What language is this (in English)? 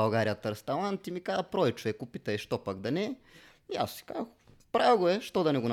Bulgarian